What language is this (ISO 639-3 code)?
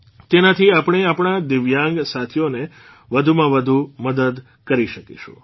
guj